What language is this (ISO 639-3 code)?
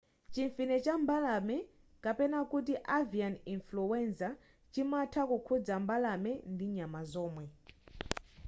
nya